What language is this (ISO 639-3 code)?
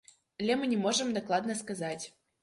bel